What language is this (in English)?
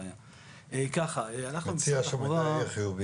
Hebrew